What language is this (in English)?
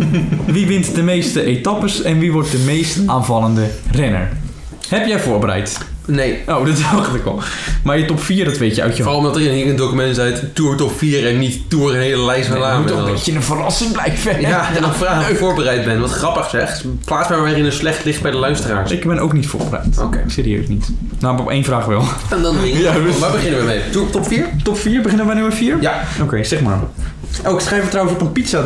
Dutch